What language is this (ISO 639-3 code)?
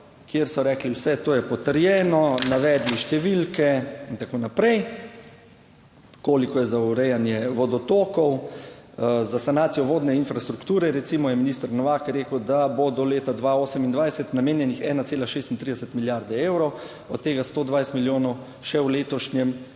slv